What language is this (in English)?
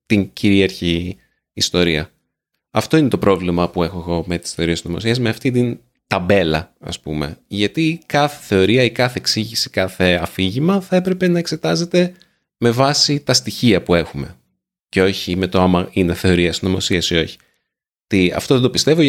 Greek